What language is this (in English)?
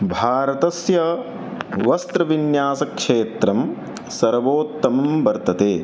Sanskrit